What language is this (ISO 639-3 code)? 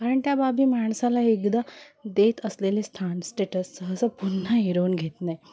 mar